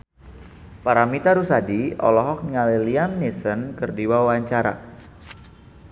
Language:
Sundanese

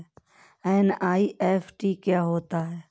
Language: Hindi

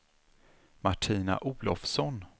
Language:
Swedish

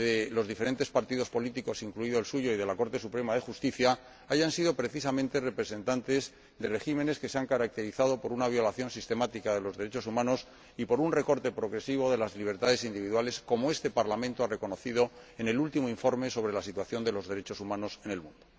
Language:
Spanish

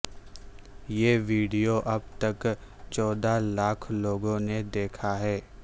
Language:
Urdu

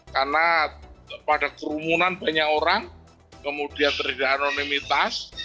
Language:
Indonesian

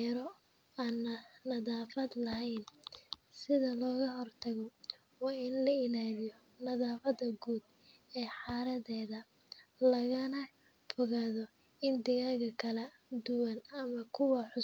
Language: Somali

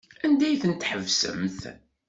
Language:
Kabyle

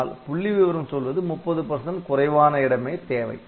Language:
Tamil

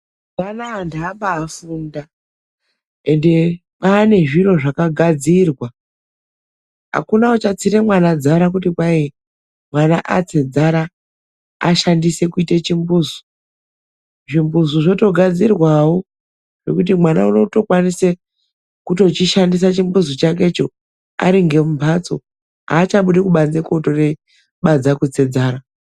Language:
Ndau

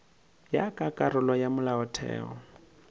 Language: Northern Sotho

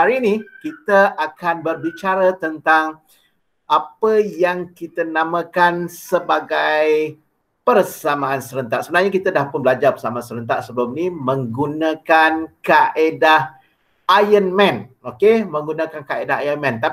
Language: Malay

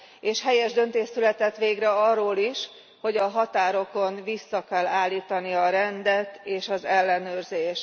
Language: Hungarian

